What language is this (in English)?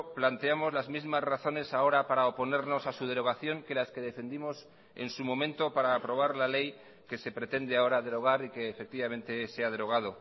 Spanish